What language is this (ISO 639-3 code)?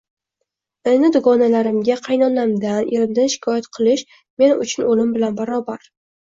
uzb